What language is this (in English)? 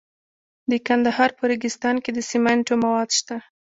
Pashto